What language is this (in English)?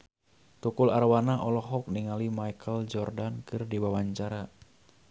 Sundanese